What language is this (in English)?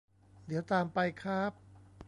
Thai